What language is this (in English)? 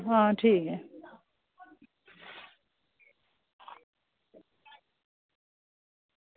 Dogri